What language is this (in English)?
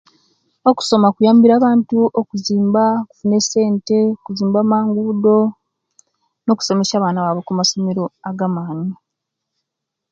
Kenyi